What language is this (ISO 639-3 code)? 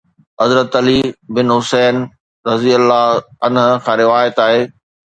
snd